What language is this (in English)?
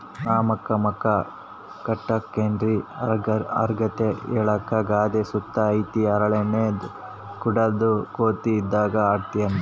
Kannada